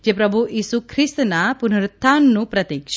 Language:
Gujarati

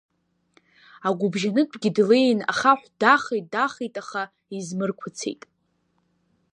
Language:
Abkhazian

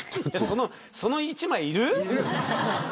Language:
Japanese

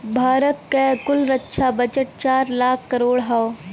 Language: Bhojpuri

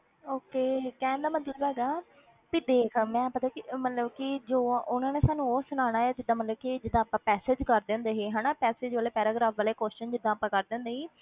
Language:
Punjabi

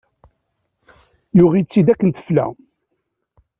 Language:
Kabyle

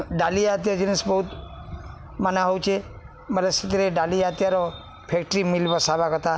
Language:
Odia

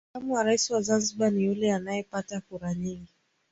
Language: Swahili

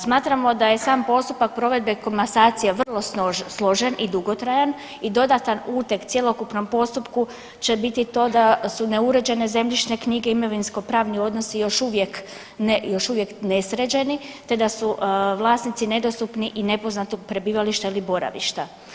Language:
Croatian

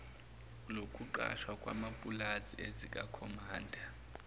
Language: Zulu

